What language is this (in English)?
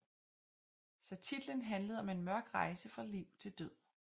Danish